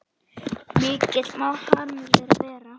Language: Icelandic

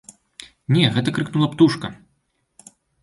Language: Belarusian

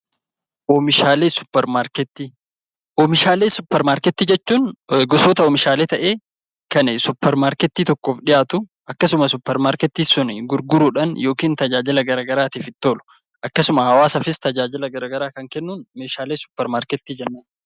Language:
Oromo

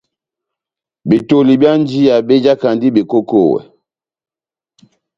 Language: Batanga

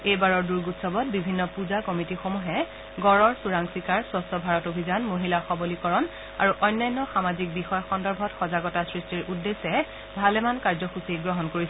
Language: Assamese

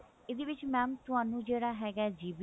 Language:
Punjabi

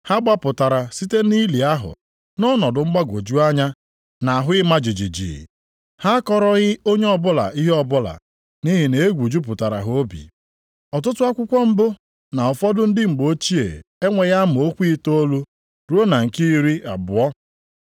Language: Igbo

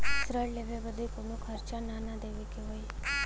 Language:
Bhojpuri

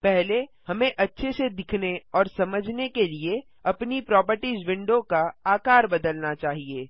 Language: Hindi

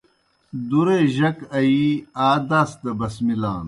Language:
Kohistani Shina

